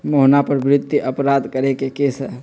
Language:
Magahi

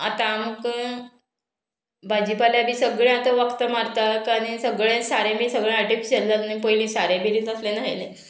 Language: Konkani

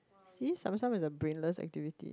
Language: English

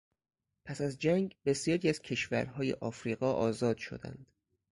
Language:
Persian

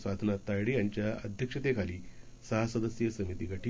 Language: Marathi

